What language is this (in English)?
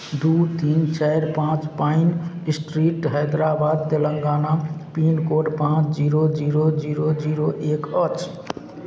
Maithili